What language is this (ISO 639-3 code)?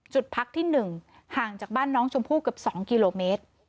tha